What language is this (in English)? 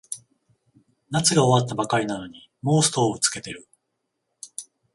Japanese